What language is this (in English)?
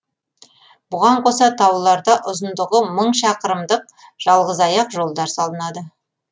Kazakh